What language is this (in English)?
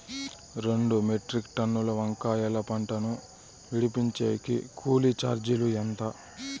Telugu